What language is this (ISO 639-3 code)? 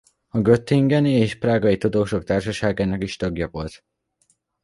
hun